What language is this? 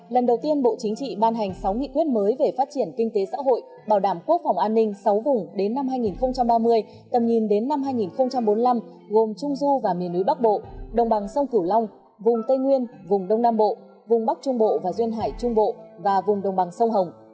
Vietnamese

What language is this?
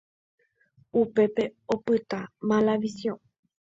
Guarani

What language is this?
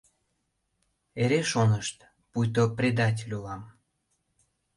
Mari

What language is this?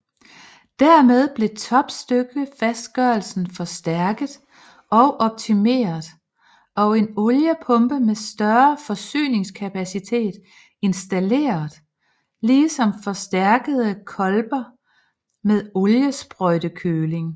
Danish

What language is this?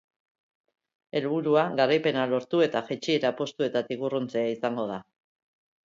Basque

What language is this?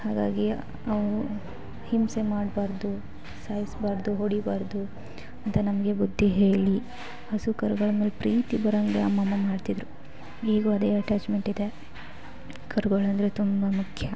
Kannada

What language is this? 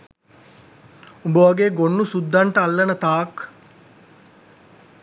Sinhala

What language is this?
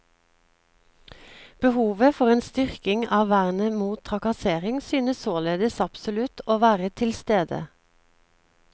Norwegian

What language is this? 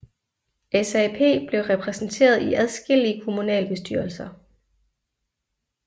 Danish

